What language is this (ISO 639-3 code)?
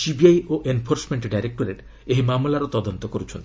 ori